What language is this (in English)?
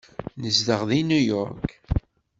Kabyle